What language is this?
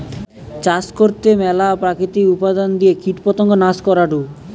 Bangla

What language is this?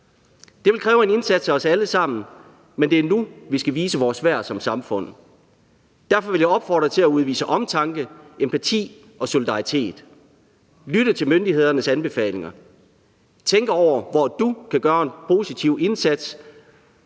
Danish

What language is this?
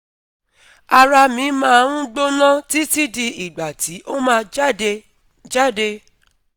Yoruba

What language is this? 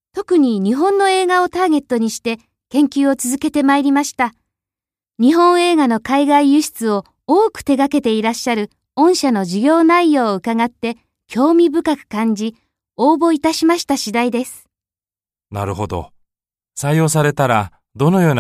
Japanese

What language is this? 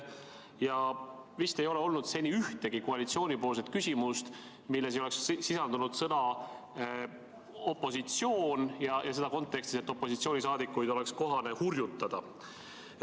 Estonian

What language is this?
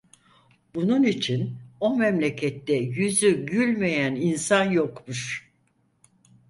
Turkish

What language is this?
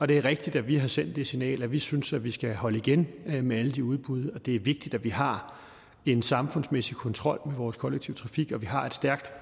Danish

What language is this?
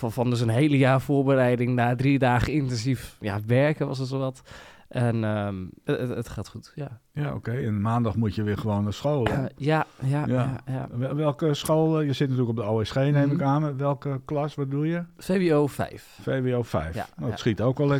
Dutch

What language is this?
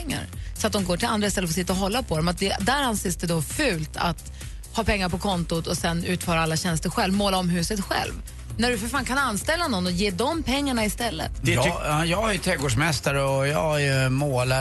Swedish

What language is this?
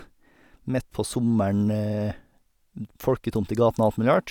Norwegian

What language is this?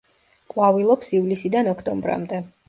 Georgian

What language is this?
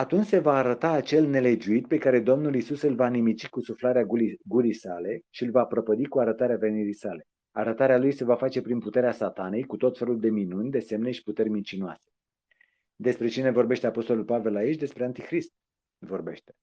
Romanian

